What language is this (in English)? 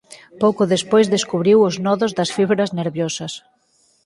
Galician